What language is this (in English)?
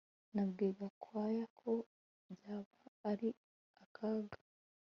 Kinyarwanda